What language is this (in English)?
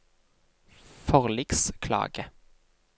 Norwegian